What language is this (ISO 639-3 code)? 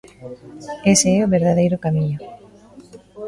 glg